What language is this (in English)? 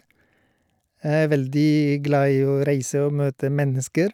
Norwegian